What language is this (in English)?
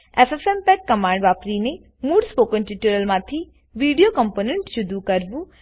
Gujarati